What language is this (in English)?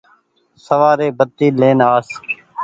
Goaria